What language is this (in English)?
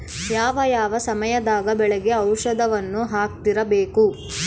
Kannada